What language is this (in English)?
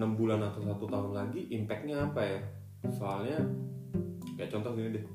Indonesian